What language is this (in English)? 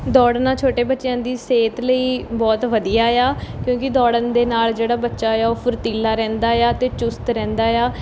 Punjabi